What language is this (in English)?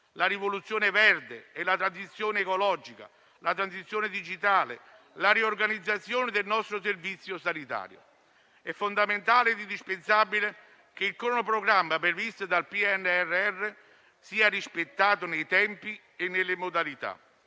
Italian